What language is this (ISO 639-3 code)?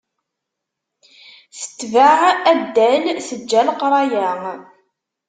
kab